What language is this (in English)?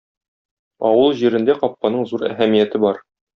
Tatar